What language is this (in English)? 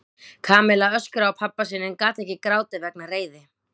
Icelandic